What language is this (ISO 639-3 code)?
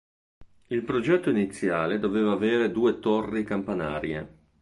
ita